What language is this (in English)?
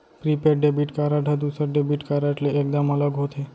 Chhattisgarhi